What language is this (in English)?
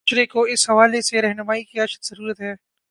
Urdu